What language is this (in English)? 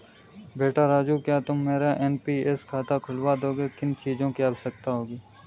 Hindi